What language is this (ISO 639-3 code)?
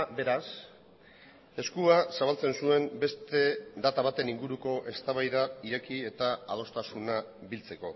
eus